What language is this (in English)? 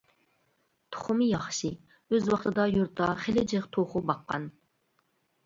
Uyghur